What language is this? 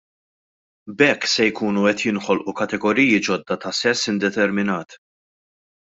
Maltese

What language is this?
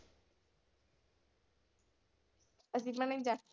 Punjabi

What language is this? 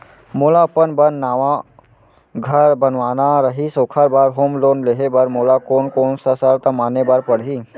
Chhattisgarhi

